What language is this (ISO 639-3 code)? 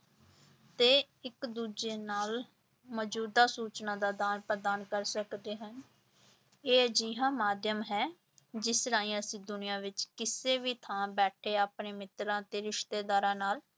pan